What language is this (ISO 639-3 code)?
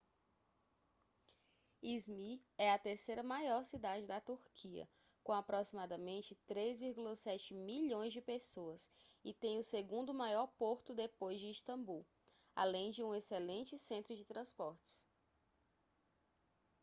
por